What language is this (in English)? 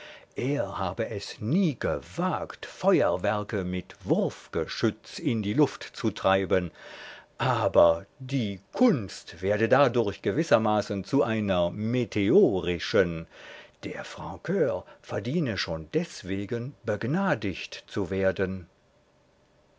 German